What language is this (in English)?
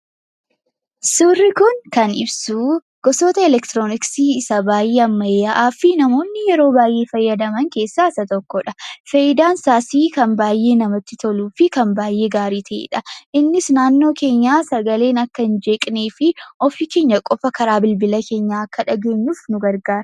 Oromo